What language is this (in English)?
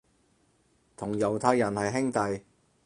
Cantonese